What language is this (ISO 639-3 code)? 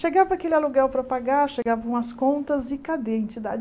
por